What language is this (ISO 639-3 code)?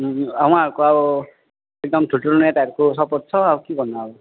nep